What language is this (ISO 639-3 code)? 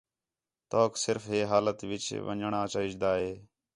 xhe